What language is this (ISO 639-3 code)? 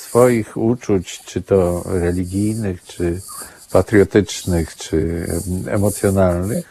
pol